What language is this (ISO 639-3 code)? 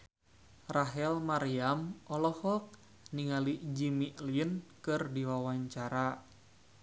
sun